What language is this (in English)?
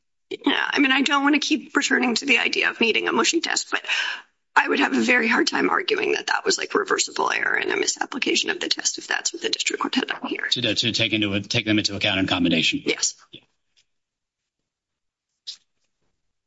English